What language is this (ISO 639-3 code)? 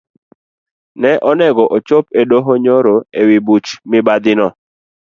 luo